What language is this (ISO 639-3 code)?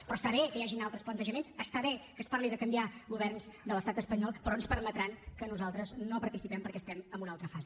cat